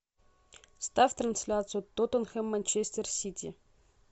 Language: Russian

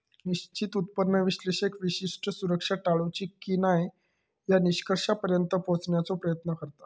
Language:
Marathi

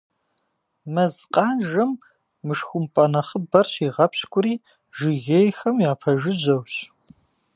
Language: Kabardian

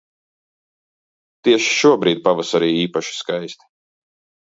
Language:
Latvian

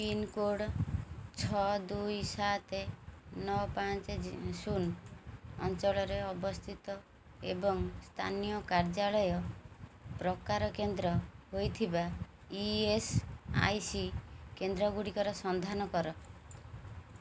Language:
Odia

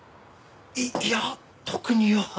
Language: Japanese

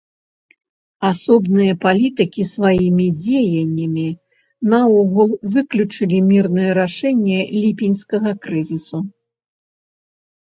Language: Belarusian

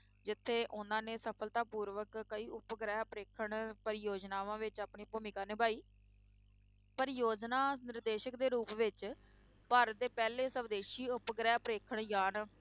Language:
Punjabi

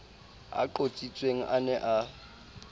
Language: Southern Sotho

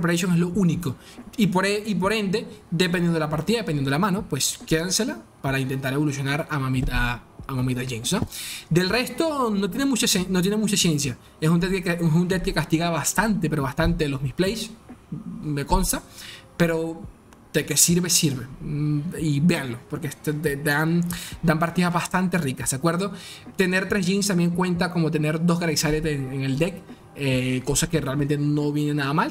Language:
Spanish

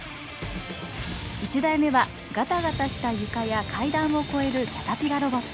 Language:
Japanese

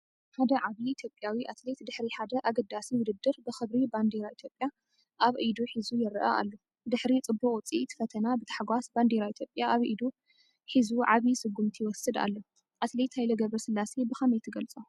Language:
Tigrinya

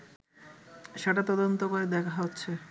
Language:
Bangla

